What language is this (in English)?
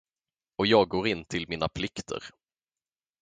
Swedish